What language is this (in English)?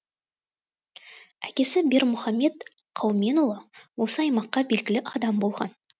Kazakh